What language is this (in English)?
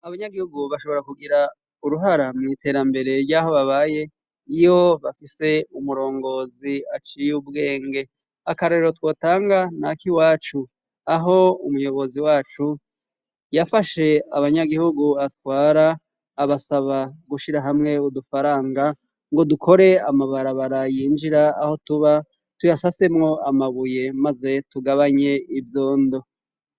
Rundi